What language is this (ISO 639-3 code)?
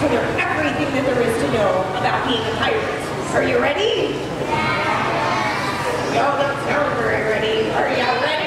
eng